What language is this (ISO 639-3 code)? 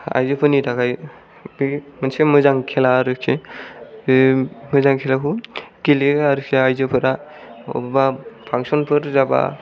brx